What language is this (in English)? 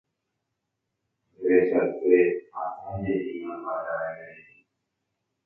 Guarani